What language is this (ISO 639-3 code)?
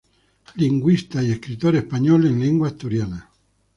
spa